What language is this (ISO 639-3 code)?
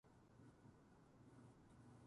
jpn